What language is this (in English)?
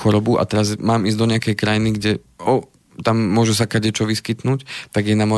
Slovak